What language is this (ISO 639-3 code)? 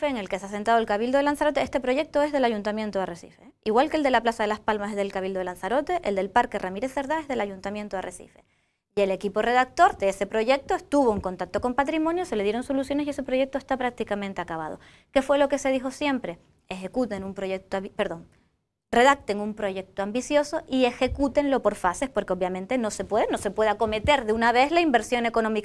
spa